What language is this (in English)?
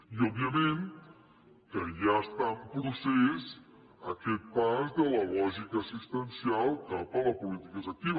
Catalan